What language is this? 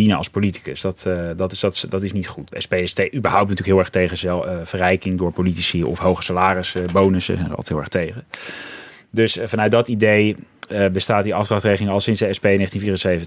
Dutch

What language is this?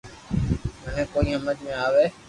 Loarki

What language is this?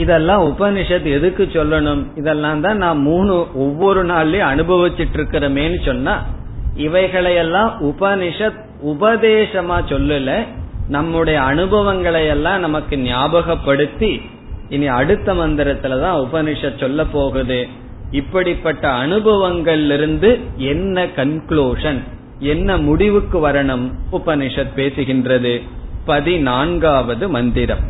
Tamil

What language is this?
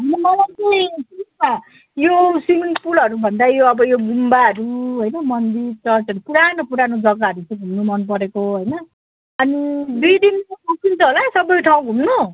Nepali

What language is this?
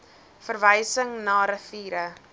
Afrikaans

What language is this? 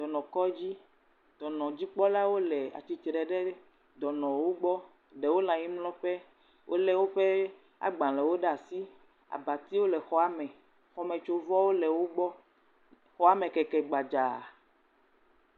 Ewe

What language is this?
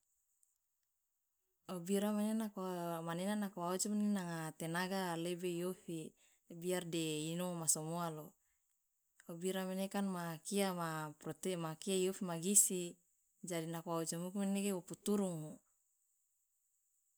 Loloda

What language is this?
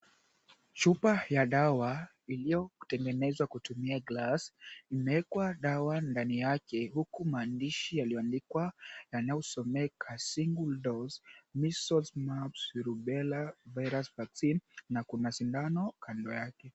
Swahili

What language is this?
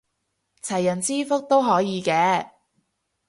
Cantonese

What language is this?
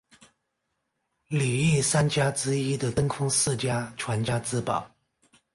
Chinese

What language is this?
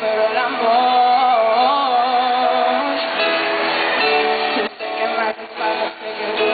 Hungarian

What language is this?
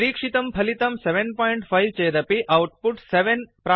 Sanskrit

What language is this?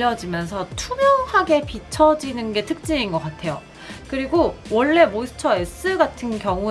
Korean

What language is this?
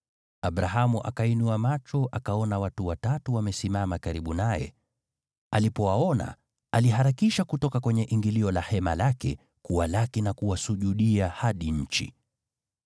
Swahili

